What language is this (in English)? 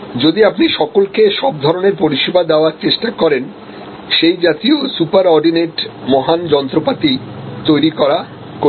Bangla